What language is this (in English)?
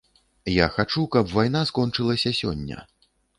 Belarusian